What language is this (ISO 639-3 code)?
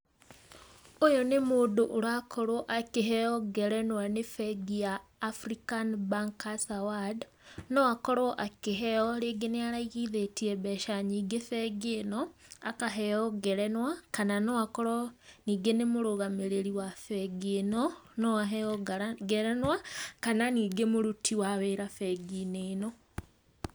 kik